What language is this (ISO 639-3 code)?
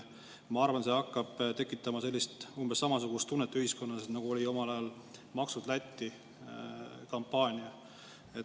est